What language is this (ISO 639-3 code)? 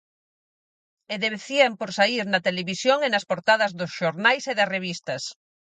glg